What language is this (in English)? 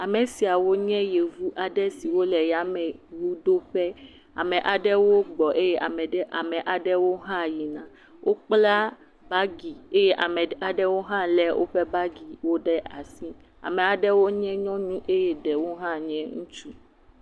Ewe